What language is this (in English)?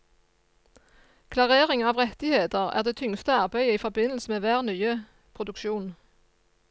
Norwegian